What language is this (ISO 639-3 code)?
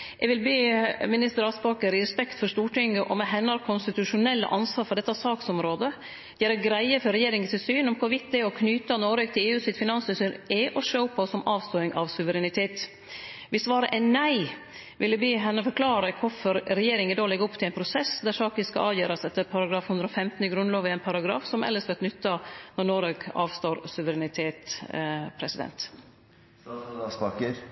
nno